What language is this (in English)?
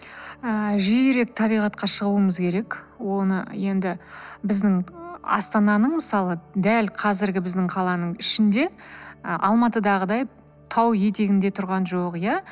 Kazakh